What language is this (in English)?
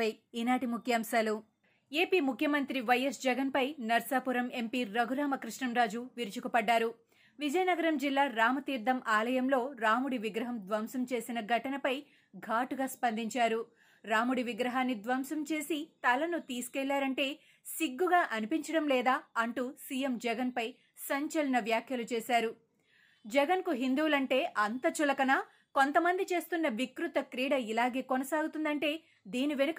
Telugu